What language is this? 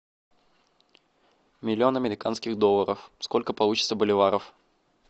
Russian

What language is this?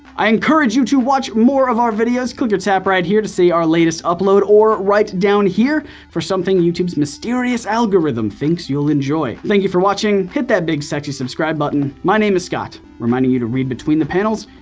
English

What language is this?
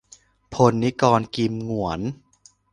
Thai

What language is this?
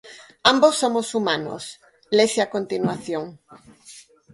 Galician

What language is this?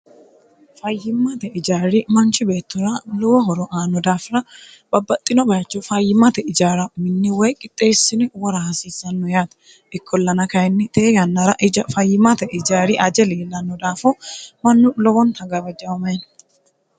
Sidamo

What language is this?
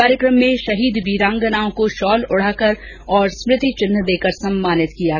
Hindi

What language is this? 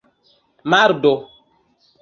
Esperanto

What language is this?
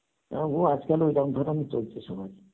Bangla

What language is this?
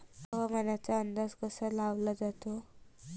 Marathi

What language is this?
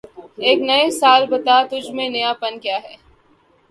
Urdu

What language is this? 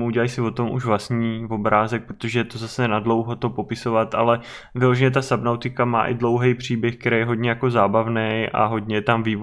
Czech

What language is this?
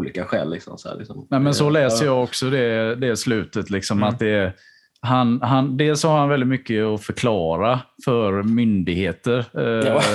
Swedish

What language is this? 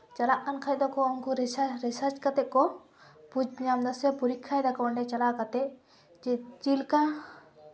Santali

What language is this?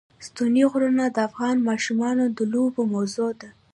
Pashto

